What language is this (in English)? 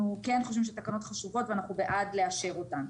Hebrew